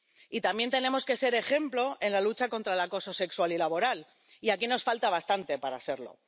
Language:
Spanish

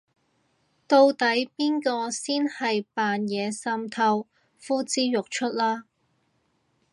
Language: Cantonese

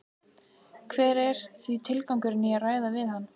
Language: Icelandic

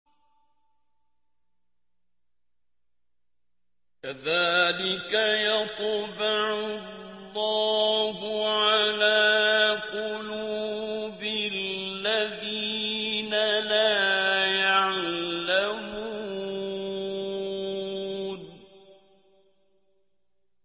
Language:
Arabic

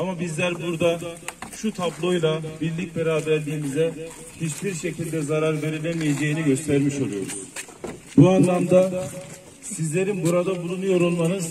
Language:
Turkish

